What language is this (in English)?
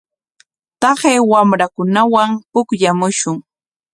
Corongo Ancash Quechua